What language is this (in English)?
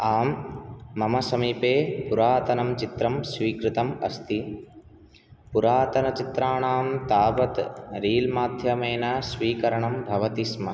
Sanskrit